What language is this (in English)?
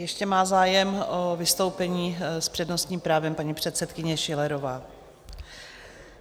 Czech